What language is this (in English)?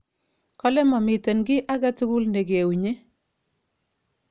Kalenjin